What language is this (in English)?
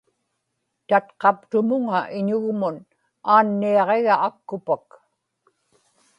Inupiaq